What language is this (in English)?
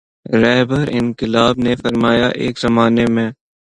Urdu